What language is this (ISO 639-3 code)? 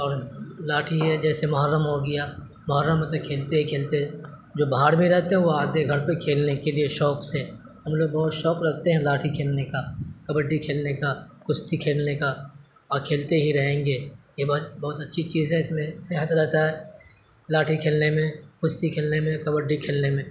urd